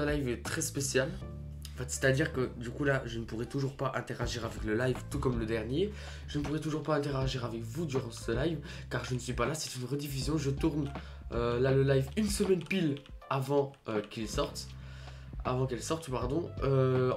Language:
French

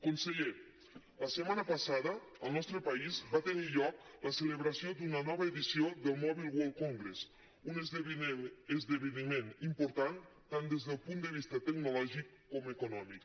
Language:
Catalan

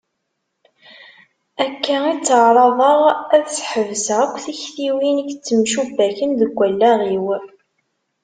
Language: Kabyle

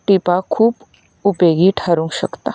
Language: Konkani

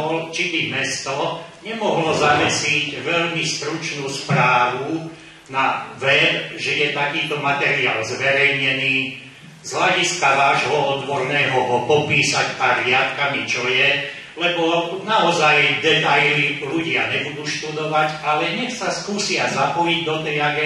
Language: Czech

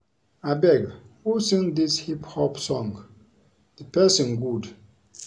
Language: Nigerian Pidgin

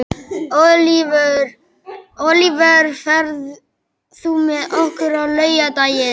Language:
Icelandic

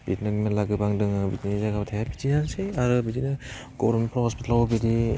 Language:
Bodo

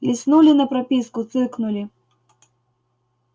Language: Russian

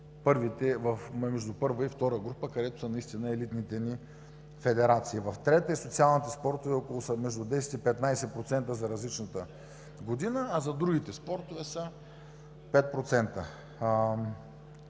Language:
Bulgarian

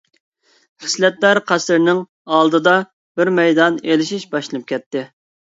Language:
Uyghur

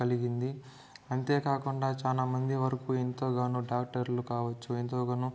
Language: Telugu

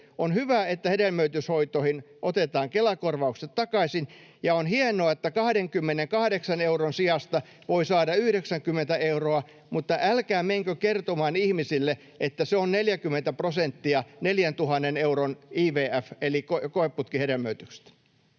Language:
Finnish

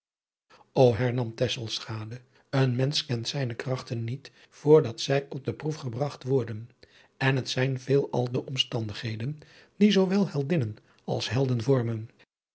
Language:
Dutch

